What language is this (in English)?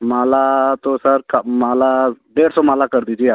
Hindi